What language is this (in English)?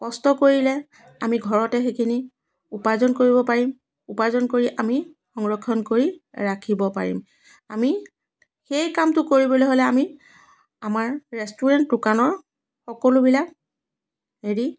Assamese